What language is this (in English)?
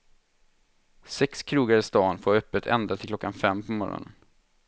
Swedish